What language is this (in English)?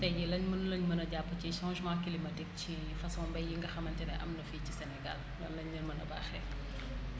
Wolof